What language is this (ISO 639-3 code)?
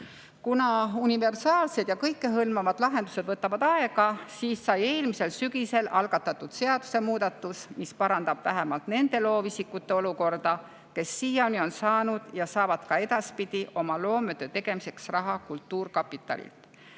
est